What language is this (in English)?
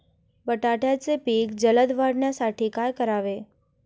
Marathi